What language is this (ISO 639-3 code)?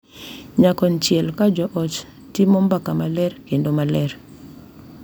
luo